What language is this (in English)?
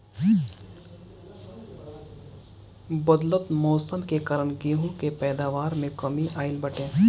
Bhojpuri